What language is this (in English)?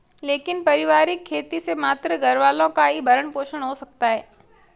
Hindi